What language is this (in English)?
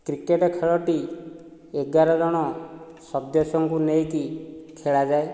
Odia